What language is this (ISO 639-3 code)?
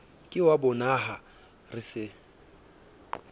sot